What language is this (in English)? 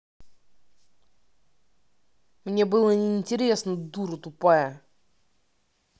Russian